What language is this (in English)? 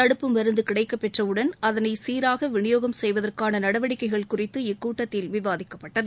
Tamil